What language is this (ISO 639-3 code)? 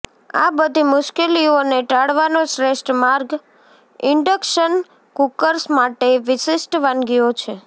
guj